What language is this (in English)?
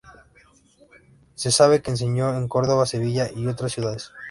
Spanish